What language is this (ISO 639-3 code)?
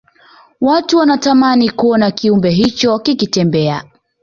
swa